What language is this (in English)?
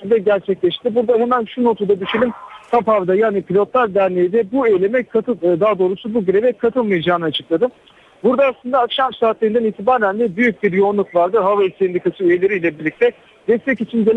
Turkish